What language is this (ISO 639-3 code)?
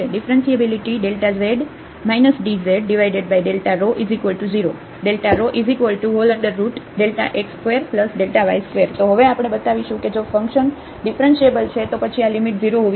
guj